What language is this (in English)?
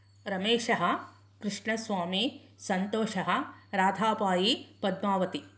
Sanskrit